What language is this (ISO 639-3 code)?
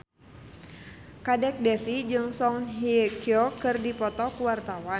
sun